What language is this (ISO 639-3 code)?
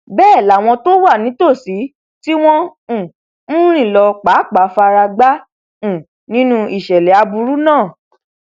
yor